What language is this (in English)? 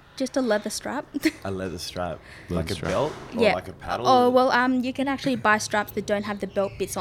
English